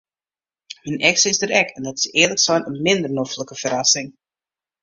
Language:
Western Frisian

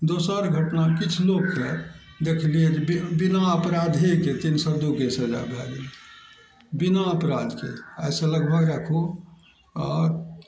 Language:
Maithili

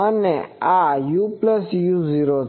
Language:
Gujarati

